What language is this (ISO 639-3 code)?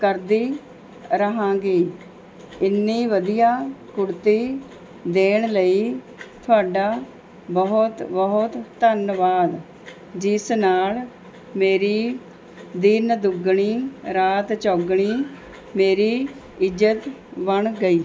pan